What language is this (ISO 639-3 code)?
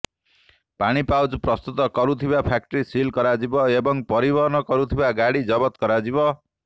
ori